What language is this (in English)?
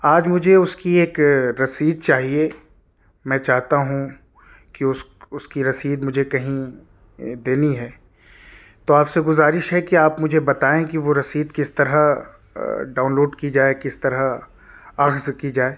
Urdu